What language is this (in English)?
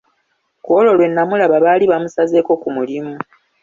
Ganda